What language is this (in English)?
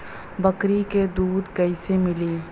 Bhojpuri